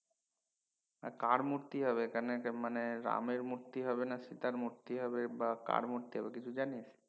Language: Bangla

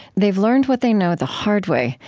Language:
English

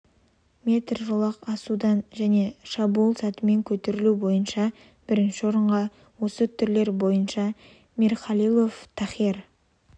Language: Kazakh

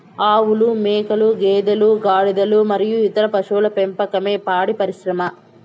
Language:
Telugu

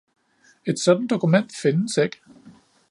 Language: Danish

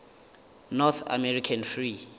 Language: Northern Sotho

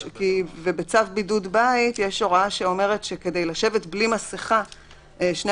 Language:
Hebrew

